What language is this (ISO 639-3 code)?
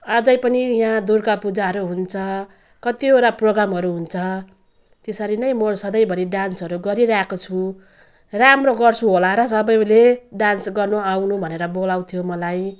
nep